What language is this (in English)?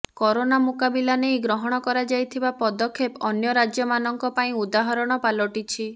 Odia